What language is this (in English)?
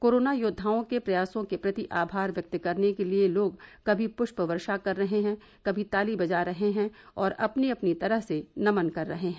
Hindi